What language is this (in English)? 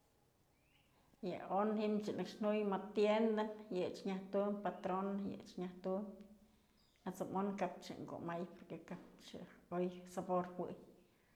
Mazatlán Mixe